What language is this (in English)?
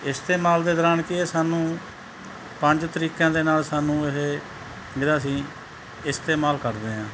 Punjabi